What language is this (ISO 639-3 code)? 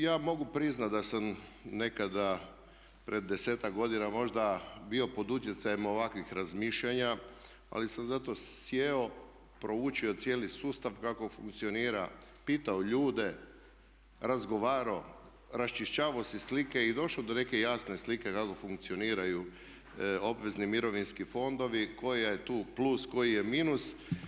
hrv